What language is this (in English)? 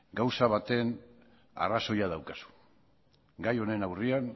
Basque